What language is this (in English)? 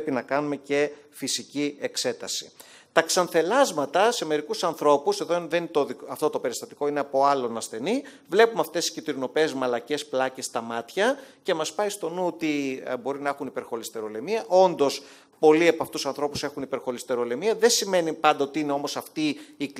Greek